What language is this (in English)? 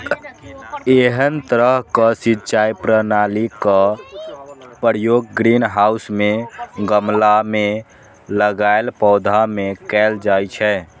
Maithili